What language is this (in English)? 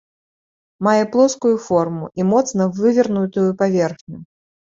Belarusian